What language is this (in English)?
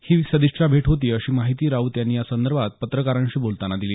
Marathi